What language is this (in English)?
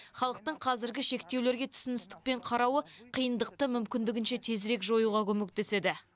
Kazakh